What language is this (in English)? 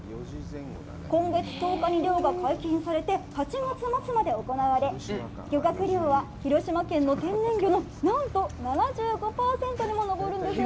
Japanese